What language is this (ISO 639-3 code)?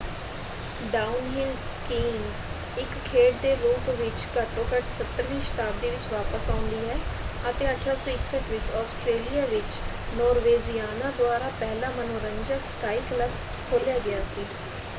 pan